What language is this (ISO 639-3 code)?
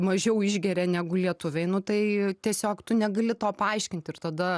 lit